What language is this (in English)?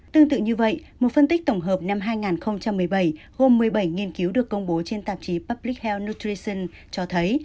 Vietnamese